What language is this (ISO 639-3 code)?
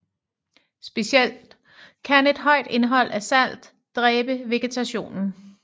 dan